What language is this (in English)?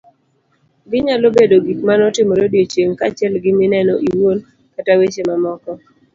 Luo (Kenya and Tanzania)